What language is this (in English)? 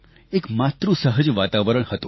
Gujarati